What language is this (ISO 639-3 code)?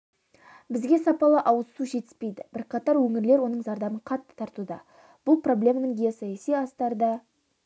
kaz